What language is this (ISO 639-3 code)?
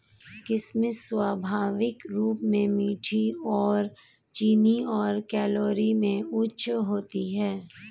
hin